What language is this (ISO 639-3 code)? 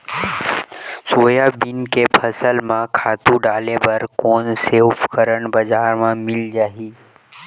hne